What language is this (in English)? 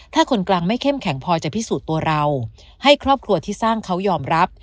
Thai